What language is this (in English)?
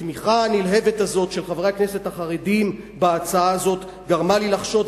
Hebrew